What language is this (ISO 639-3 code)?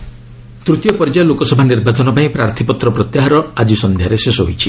ori